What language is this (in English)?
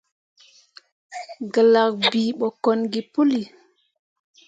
Mundang